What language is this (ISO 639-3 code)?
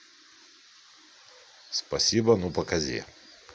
rus